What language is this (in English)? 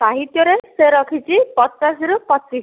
Odia